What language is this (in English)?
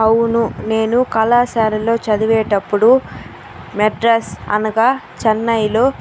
Telugu